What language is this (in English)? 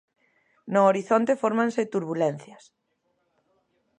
Galician